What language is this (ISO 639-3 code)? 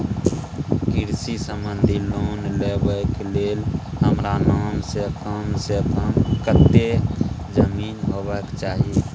mai